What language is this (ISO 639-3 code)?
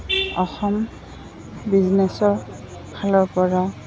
asm